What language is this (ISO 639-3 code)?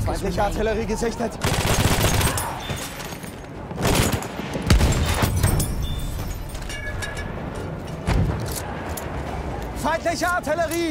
kor